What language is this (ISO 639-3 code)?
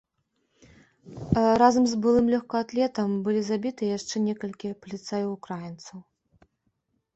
bel